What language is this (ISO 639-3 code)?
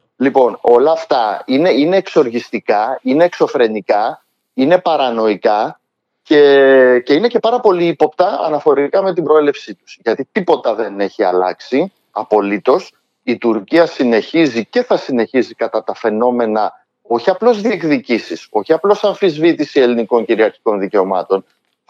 ell